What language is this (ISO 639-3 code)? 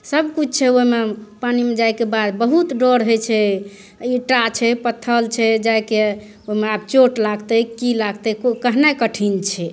mai